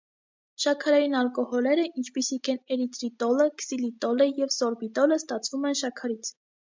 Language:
Armenian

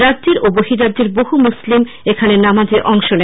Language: Bangla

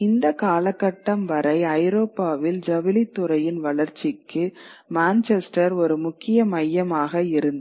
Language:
Tamil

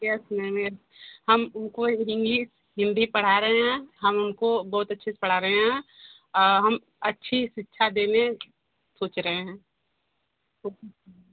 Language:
Hindi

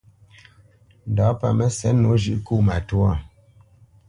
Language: Bamenyam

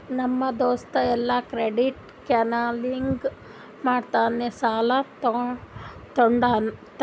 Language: Kannada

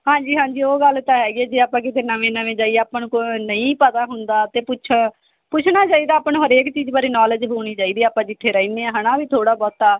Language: Punjabi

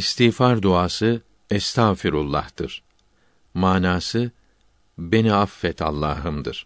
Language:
Turkish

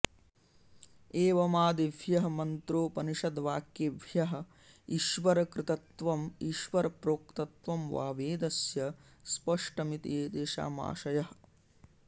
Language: Sanskrit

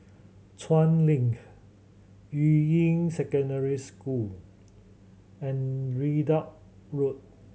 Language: English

